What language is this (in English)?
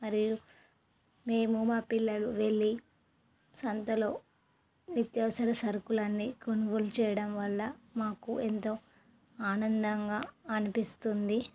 Telugu